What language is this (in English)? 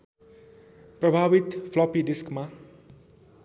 Nepali